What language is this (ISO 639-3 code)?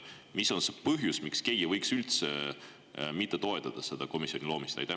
est